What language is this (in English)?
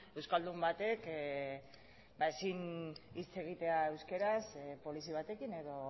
Basque